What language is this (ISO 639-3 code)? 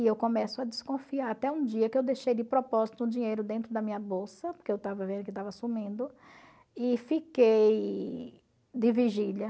por